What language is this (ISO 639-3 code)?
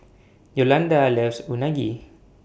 eng